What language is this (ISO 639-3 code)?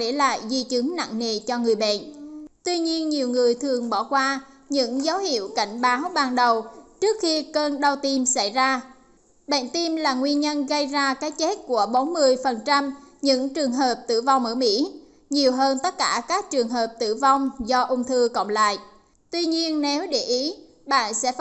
vie